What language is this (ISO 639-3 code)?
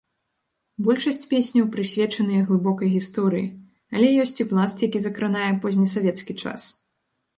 bel